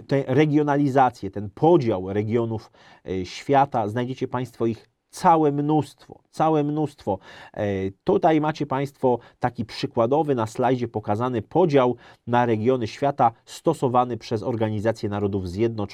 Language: Polish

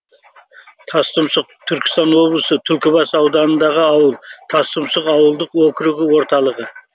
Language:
Kazakh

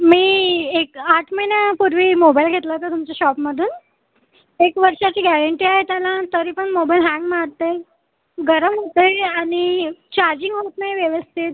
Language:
Marathi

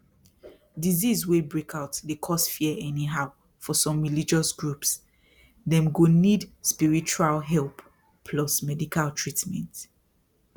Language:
Nigerian Pidgin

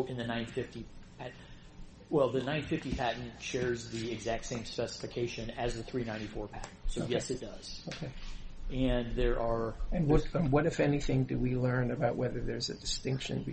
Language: English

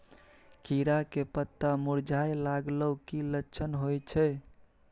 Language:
Maithili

